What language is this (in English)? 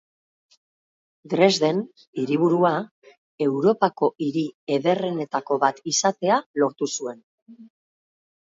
Basque